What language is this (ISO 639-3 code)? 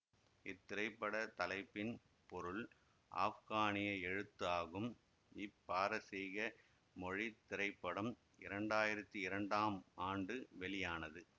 tam